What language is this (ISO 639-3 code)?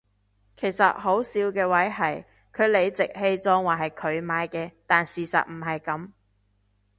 yue